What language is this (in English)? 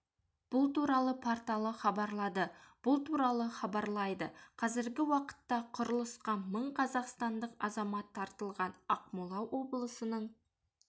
Kazakh